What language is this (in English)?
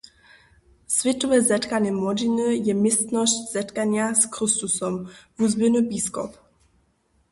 Upper Sorbian